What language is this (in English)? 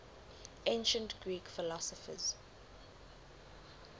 English